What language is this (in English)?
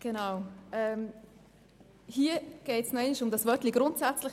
Swiss German